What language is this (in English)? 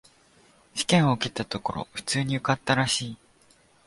Japanese